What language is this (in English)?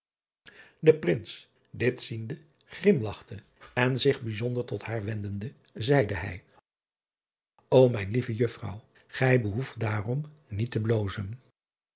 Dutch